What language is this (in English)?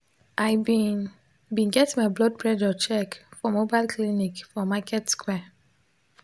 Nigerian Pidgin